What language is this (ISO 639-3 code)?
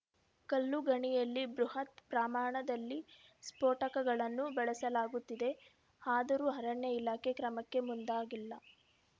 kan